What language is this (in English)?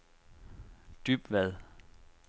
Danish